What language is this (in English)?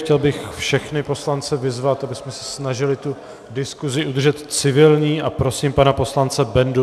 Czech